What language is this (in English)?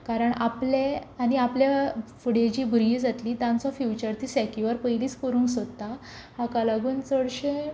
Konkani